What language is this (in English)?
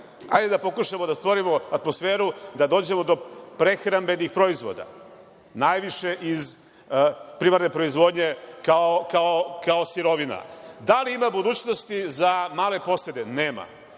Serbian